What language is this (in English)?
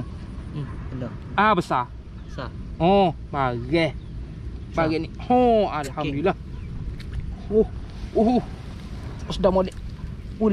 Malay